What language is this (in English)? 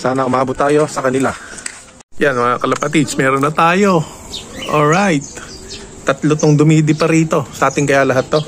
Filipino